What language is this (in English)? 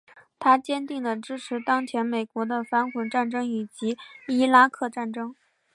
Chinese